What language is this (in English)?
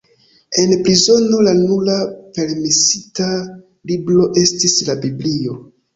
Esperanto